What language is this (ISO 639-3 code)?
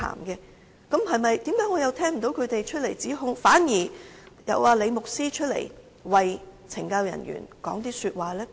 yue